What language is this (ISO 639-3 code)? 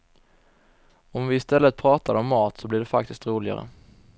swe